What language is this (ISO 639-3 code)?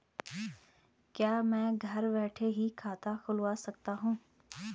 hin